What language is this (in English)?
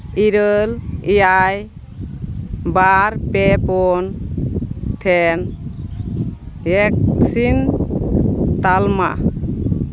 Santali